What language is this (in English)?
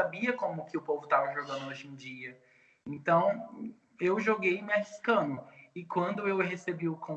Portuguese